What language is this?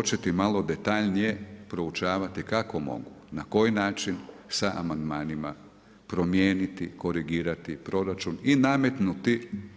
Croatian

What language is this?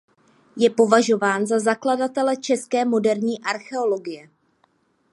Czech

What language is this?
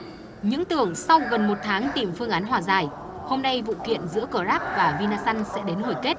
Vietnamese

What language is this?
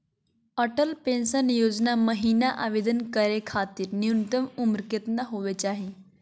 Magahi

